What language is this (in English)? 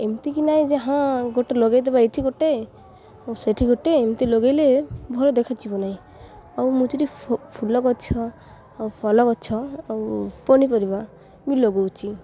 Odia